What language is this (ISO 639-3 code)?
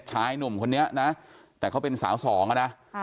tha